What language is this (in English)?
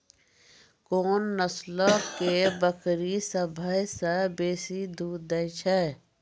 Maithili